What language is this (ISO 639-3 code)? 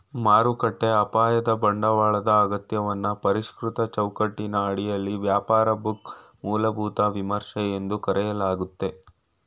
kan